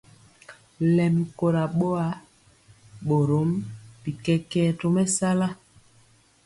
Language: Mpiemo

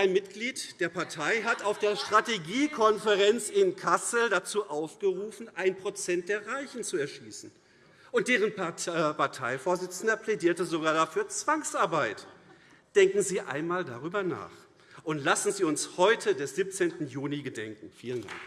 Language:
German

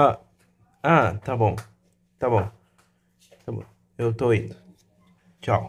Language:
Portuguese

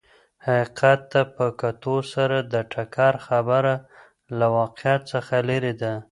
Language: Pashto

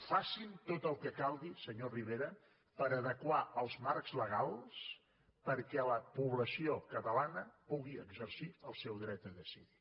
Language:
Catalan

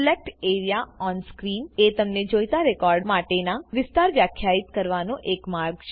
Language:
Gujarati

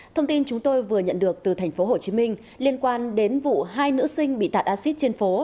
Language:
Vietnamese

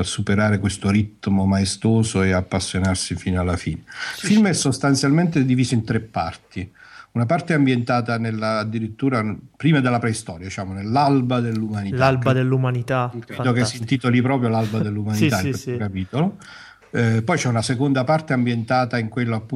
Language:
Italian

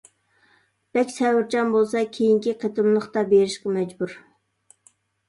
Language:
Uyghur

